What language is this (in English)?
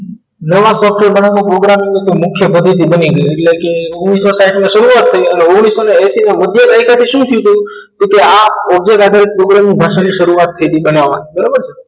Gujarati